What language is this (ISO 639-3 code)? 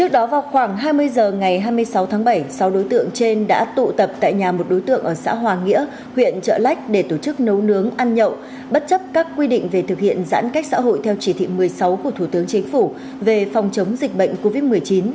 vie